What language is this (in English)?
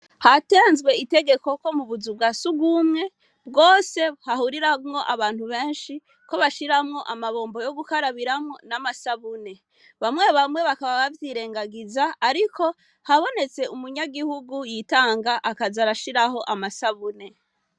Rundi